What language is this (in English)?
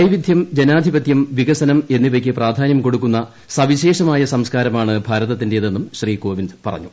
Malayalam